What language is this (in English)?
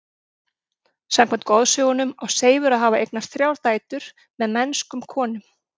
Icelandic